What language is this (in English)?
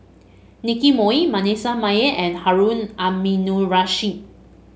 English